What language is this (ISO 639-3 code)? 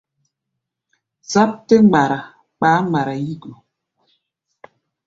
gba